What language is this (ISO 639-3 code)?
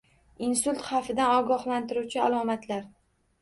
uzb